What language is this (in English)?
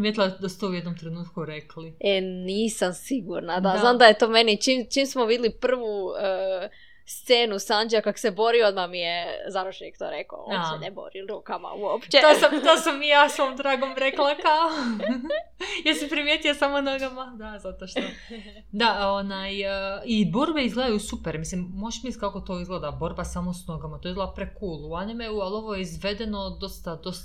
Croatian